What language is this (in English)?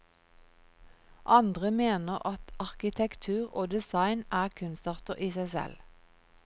Norwegian